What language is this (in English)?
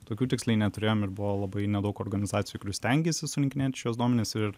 Lithuanian